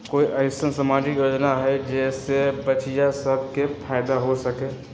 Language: Magahi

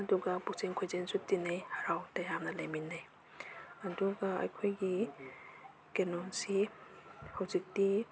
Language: Manipuri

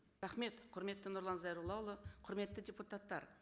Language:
Kazakh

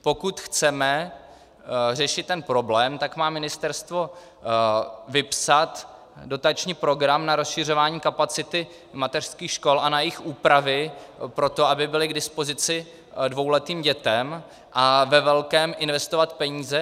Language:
Czech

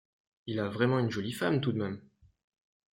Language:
French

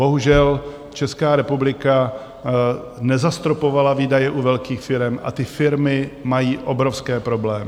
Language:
Czech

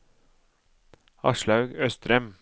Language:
Norwegian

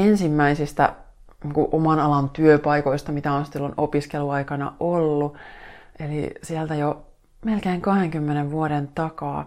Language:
Finnish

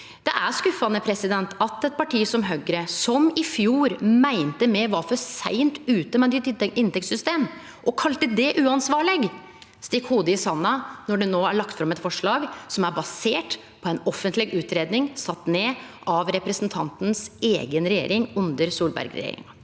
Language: Norwegian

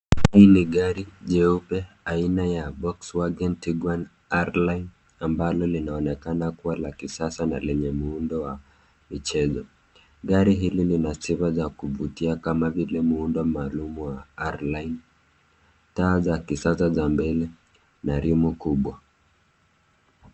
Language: Swahili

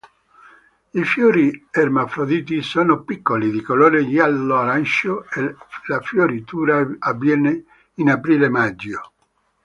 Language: Italian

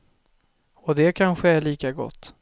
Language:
Swedish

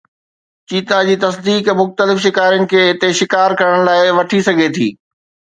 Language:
Sindhi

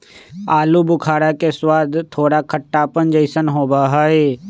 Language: Magahi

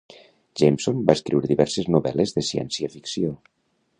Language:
Catalan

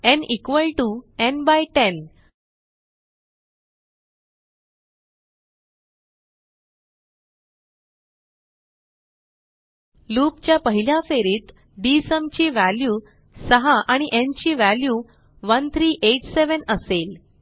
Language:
Marathi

